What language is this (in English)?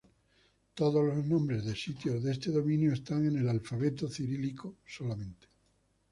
Spanish